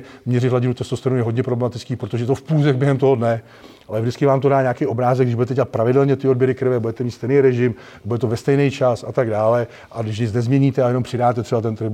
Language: Czech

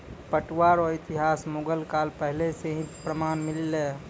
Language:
Maithili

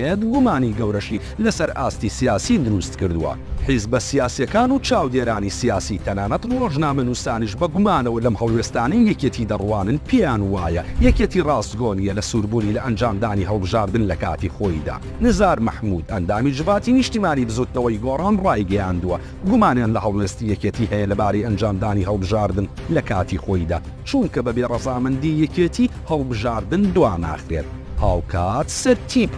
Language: Arabic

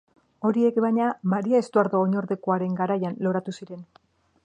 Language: Basque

